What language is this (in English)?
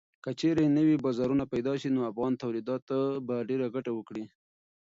Pashto